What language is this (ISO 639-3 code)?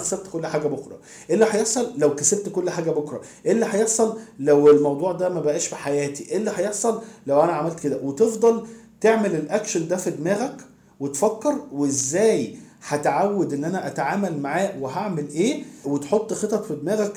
ara